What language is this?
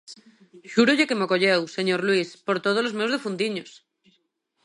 Galician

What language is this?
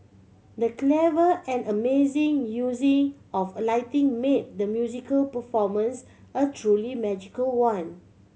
English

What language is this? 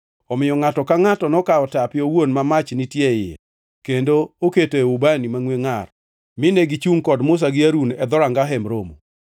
Luo (Kenya and Tanzania)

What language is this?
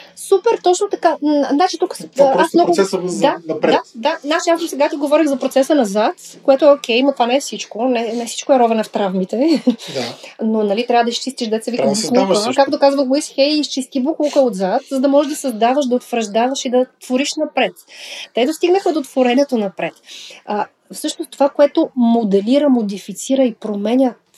Bulgarian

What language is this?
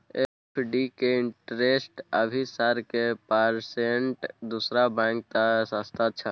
Maithili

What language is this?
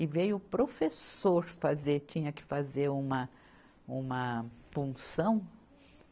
Portuguese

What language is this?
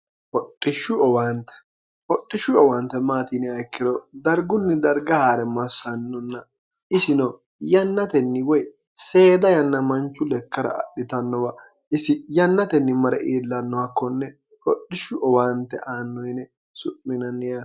Sidamo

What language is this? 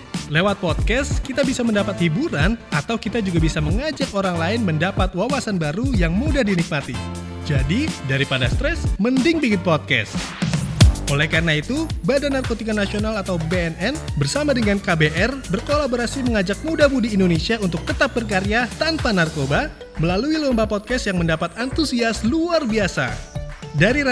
Indonesian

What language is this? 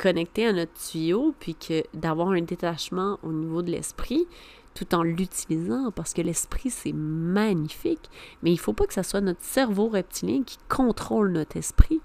French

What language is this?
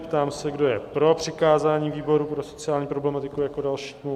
Czech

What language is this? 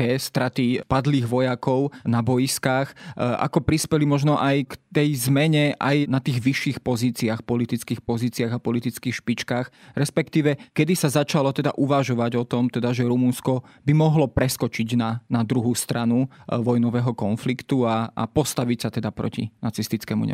Slovak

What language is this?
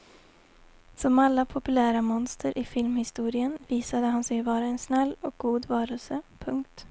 Swedish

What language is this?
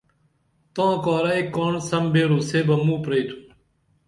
Dameli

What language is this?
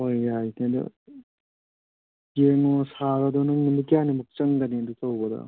Manipuri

